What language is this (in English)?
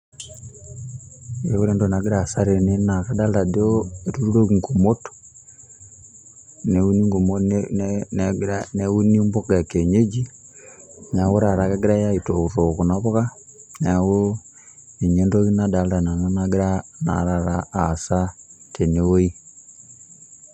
Masai